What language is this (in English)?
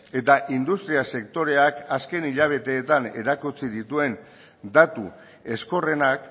Basque